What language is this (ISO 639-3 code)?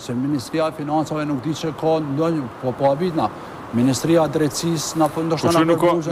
ron